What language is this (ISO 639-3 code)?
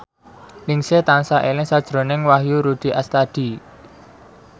jav